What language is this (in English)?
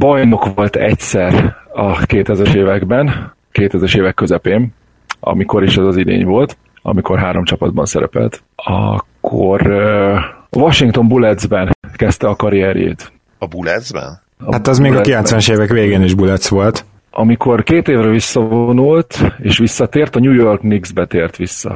Hungarian